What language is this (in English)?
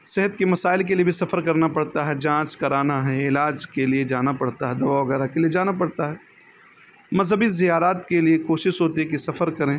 Urdu